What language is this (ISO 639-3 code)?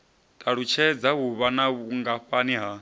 ven